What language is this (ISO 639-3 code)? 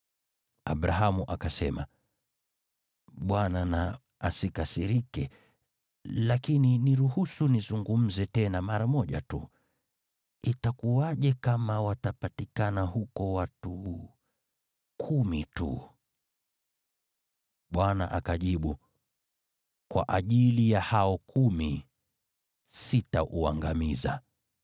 swa